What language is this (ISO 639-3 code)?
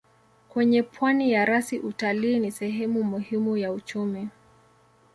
swa